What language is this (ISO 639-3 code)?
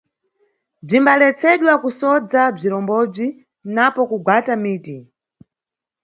nyu